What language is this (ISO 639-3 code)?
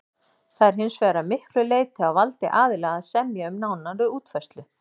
isl